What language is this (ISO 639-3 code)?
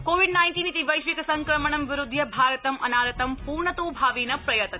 san